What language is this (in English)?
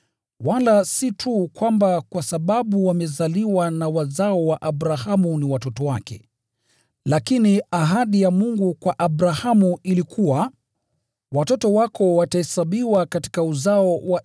Swahili